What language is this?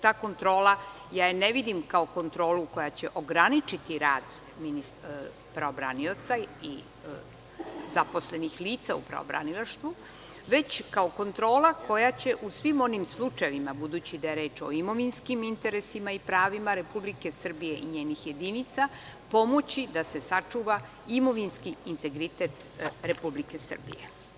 Serbian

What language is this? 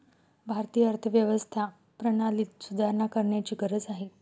Marathi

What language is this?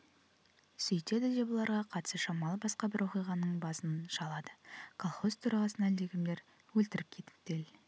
Kazakh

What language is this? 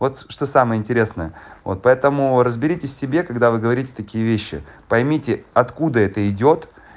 Russian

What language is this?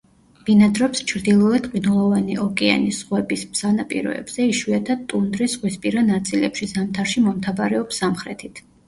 Georgian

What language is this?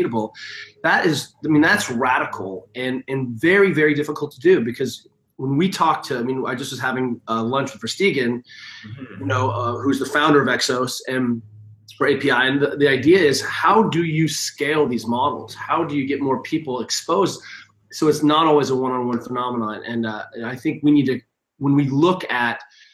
English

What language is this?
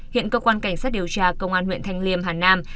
Vietnamese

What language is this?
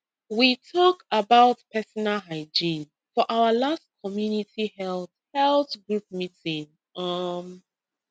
Nigerian Pidgin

